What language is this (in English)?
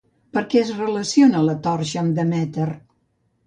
Catalan